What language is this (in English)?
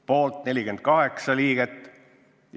Estonian